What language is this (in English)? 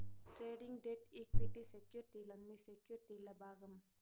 Telugu